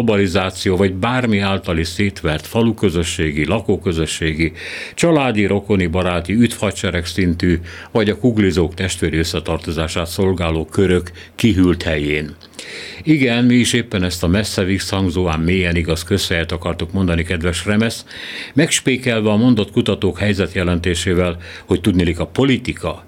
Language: Hungarian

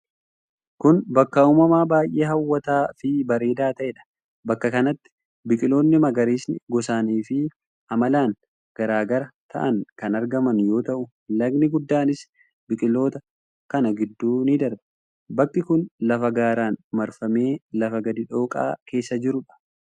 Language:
Oromo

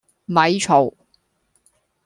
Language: Cantonese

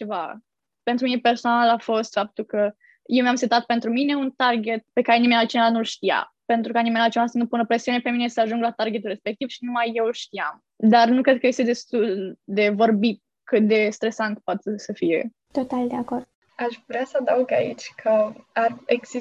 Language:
Romanian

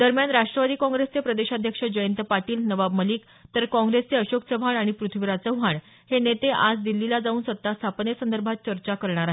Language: Marathi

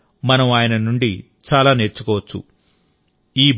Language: Telugu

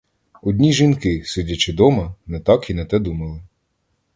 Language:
Ukrainian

